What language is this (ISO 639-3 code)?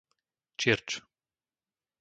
slk